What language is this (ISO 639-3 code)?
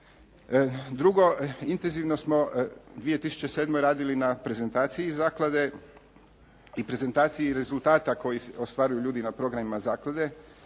hrv